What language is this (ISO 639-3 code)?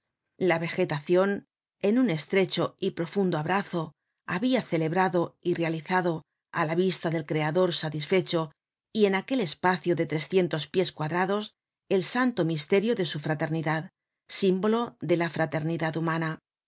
spa